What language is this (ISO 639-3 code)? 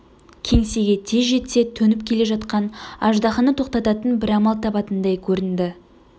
kaz